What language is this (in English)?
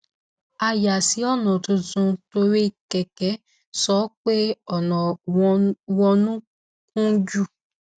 Yoruba